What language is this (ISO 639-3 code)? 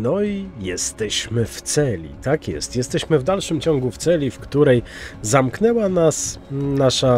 pol